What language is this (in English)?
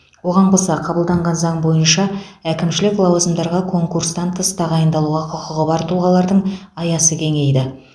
Kazakh